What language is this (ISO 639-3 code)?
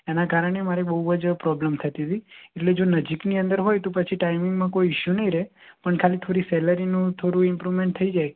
guj